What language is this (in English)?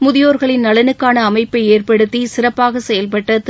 Tamil